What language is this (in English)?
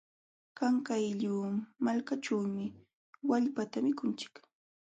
Jauja Wanca Quechua